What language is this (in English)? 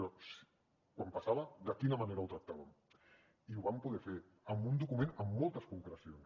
Catalan